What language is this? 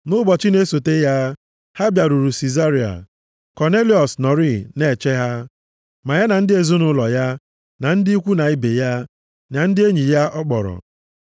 Igbo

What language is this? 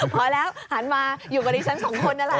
Thai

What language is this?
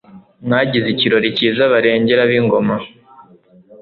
Kinyarwanda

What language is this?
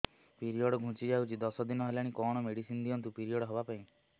Odia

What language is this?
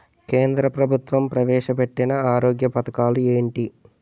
Telugu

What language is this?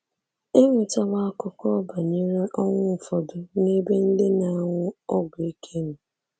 Igbo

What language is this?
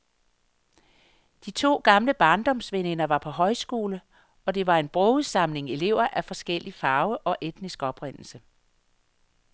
Danish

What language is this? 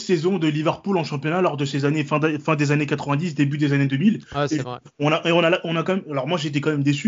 French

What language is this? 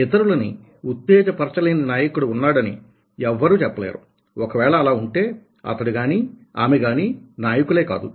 Telugu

